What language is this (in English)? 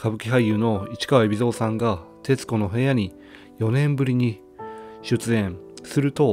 Japanese